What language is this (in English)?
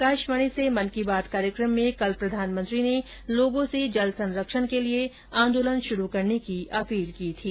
Hindi